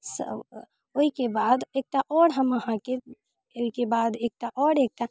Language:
Maithili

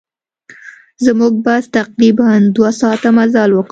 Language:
Pashto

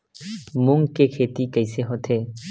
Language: Chhattisgarhi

